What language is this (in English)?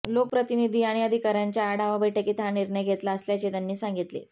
Marathi